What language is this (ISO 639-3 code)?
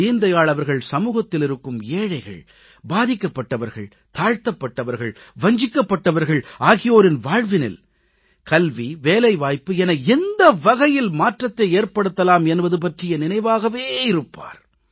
tam